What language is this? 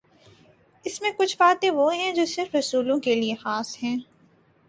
Urdu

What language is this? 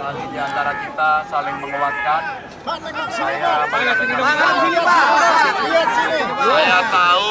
Indonesian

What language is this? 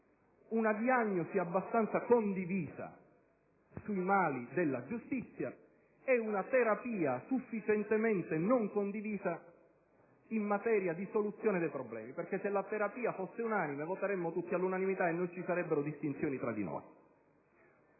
Italian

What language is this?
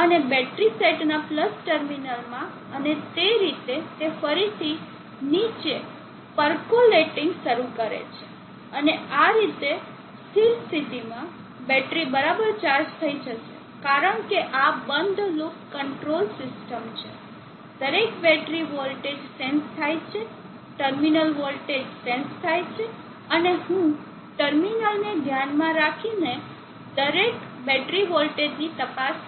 Gujarati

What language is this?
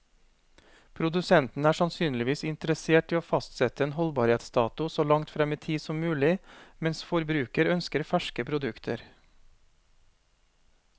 Norwegian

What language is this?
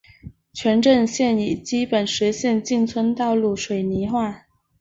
Chinese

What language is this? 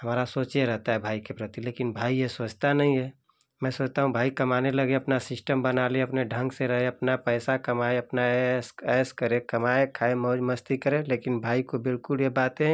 Hindi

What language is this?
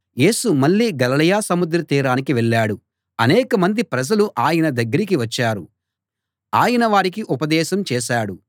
Telugu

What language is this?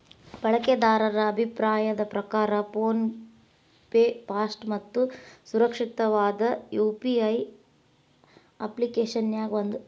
Kannada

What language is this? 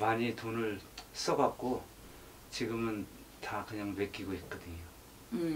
Korean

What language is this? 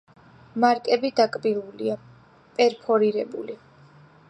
Georgian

